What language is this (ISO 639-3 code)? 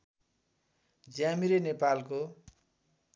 nep